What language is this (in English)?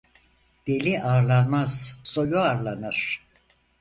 Turkish